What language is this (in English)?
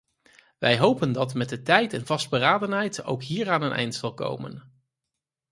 Dutch